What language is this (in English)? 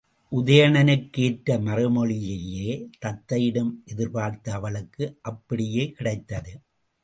Tamil